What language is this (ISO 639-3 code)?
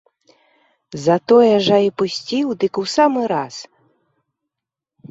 bel